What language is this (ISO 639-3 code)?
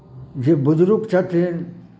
mai